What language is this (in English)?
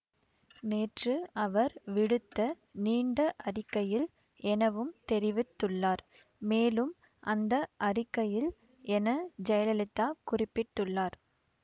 Tamil